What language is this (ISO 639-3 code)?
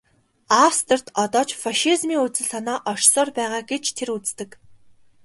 mon